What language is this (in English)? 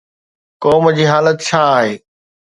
Sindhi